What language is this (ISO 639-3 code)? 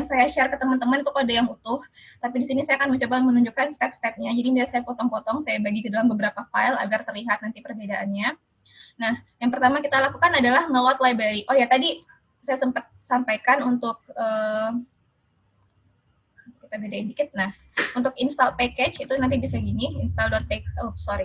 ind